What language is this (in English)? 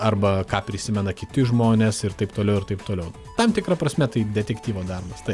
Lithuanian